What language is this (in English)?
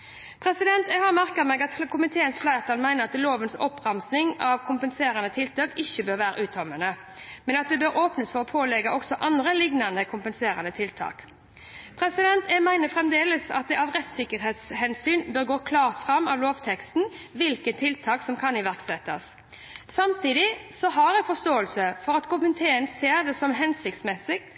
Norwegian Bokmål